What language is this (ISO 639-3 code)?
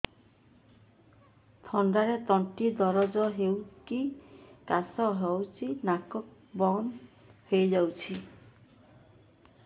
ori